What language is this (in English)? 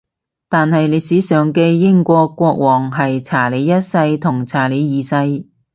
Cantonese